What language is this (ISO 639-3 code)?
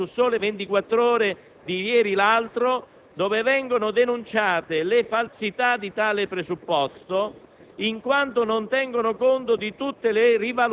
ita